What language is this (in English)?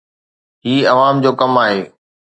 Sindhi